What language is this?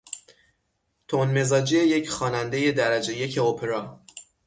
Persian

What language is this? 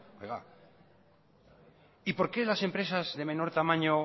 Spanish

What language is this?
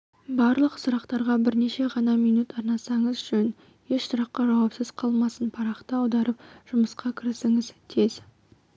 Kazakh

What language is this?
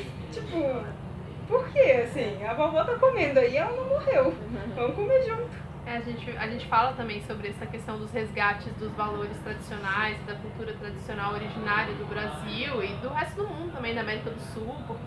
Portuguese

